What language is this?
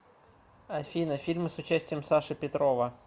Russian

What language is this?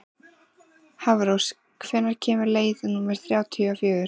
Icelandic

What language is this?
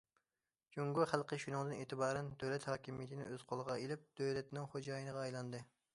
Uyghur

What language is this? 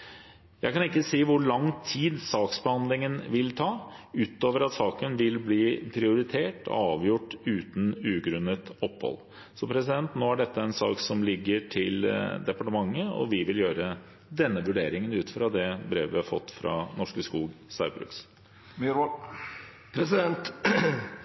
Norwegian Bokmål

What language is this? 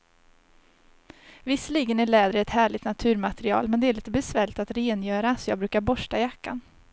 Swedish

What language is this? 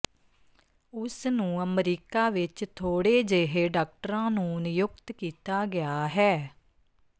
Punjabi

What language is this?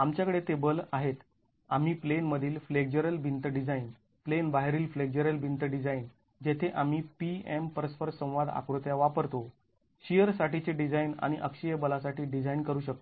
Marathi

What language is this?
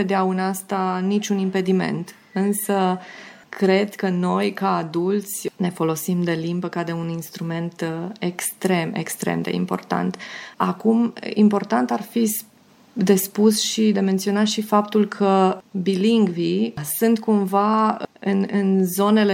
Romanian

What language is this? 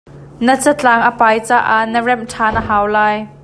Hakha Chin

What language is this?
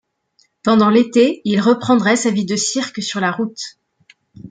French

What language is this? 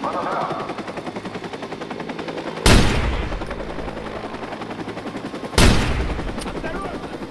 Russian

